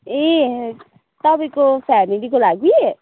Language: Nepali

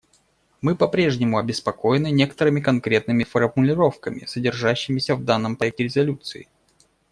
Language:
Russian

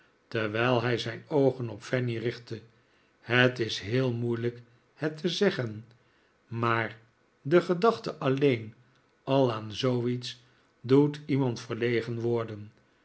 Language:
Dutch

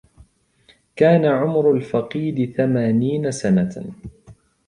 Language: Arabic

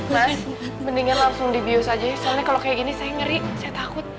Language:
Indonesian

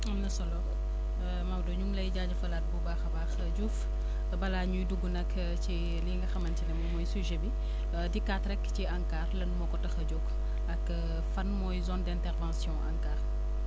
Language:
Wolof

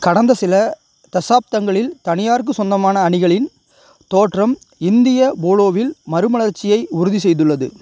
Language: Tamil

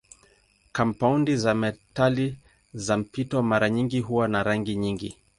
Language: Swahili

